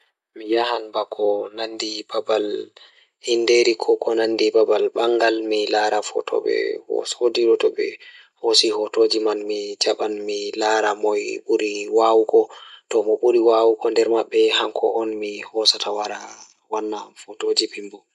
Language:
Fula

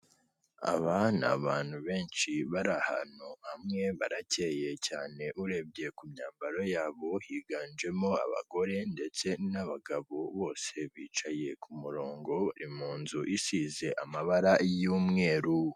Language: Kinyarwanda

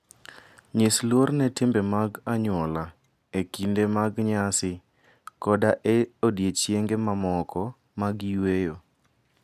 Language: Luo (Kenya and Tanzania)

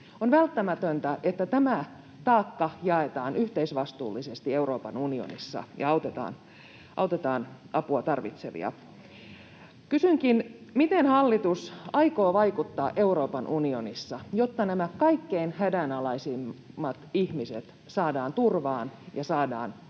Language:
Finnish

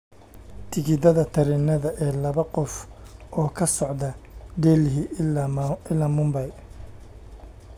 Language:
Somali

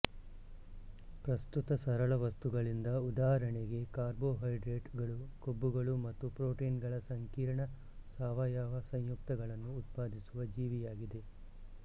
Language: Kannada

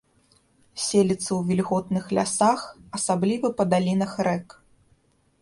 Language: Belarusian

